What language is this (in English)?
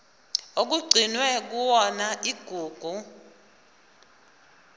Zulu